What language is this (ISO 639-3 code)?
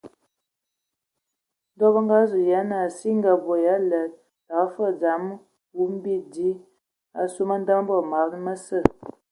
ewo